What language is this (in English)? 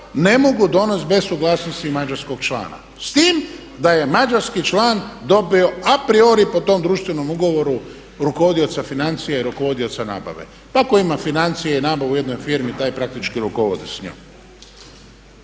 Croatian